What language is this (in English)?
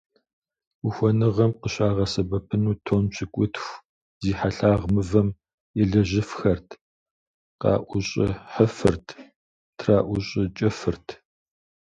Kabardian